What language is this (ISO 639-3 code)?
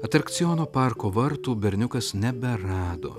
lit